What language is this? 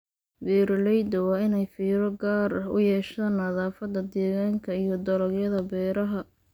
Somali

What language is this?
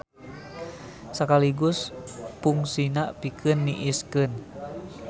Sundanese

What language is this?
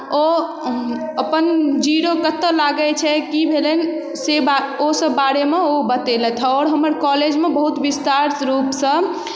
Maithili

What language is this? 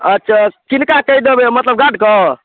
Maithili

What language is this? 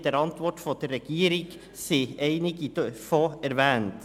Swiss German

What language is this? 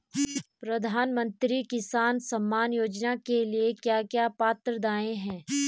Hindi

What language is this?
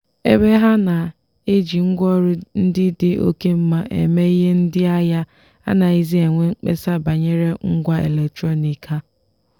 Igbo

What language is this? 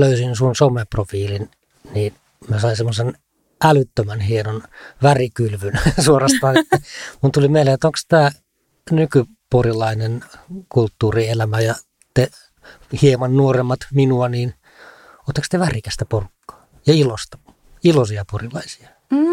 Finnish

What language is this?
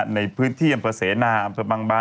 Thai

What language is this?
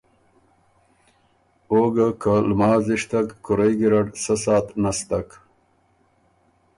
Ormuri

